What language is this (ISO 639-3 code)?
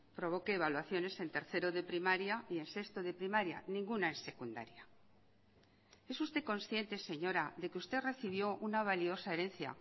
spa